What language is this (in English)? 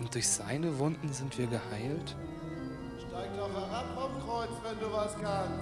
German